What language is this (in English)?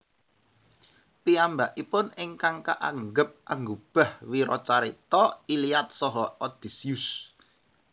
Javanese